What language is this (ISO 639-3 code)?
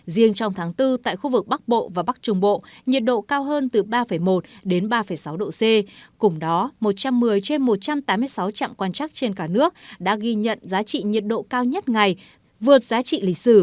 vie